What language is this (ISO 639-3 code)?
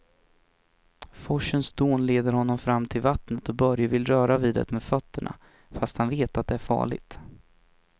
swe